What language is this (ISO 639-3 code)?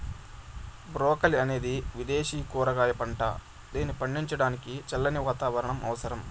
tel